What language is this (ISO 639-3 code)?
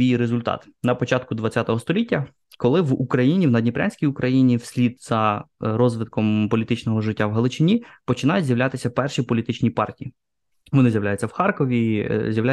ukr